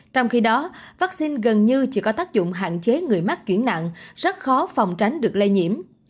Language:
Vietnamese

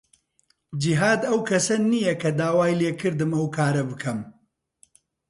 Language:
Central Kurdish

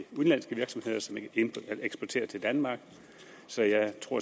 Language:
Danish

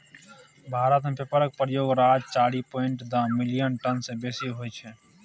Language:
Maithili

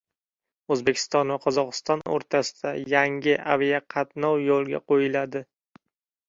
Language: Uzbek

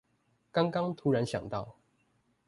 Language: Chinese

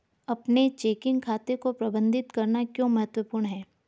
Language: Hindi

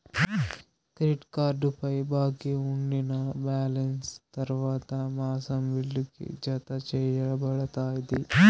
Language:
Telugu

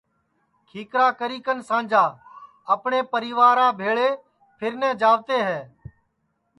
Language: Sansi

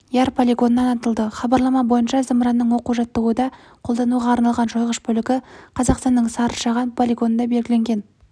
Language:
Kazakh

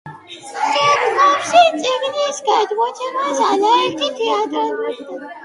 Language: Georgian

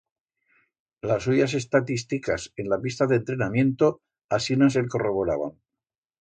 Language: Aragonese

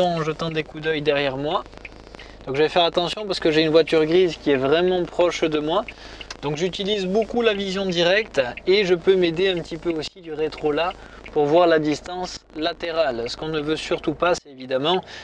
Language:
French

